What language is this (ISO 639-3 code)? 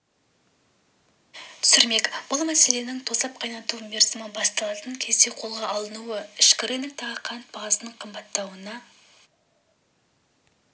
kaz